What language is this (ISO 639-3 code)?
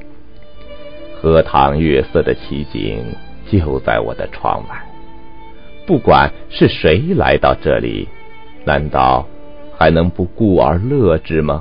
zho